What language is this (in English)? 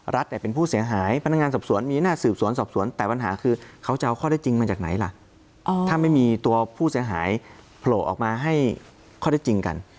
Thai